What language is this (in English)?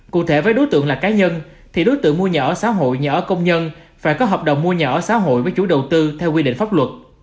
Vietnamese